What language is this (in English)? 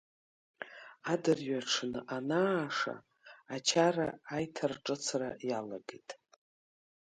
Abkhazian